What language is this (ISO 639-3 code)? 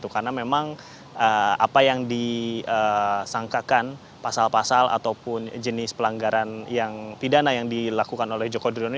ind